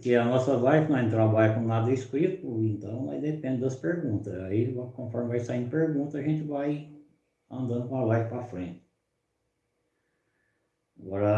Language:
Portuguese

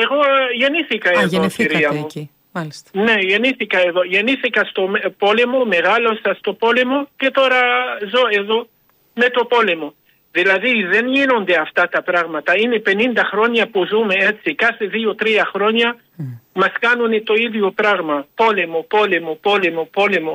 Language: Greek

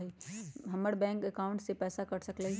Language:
Magahi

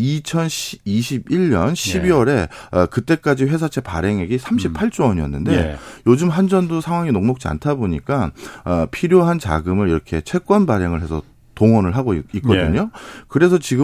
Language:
Korean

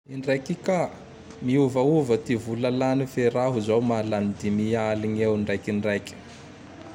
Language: Tandroy-Mahafaly Malagasy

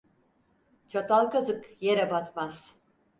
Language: Turkish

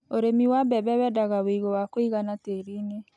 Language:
Kikuyu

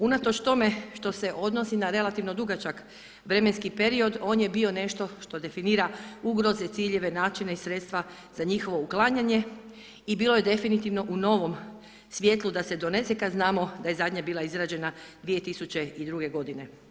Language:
Croatian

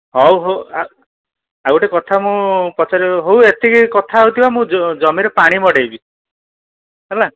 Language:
Odia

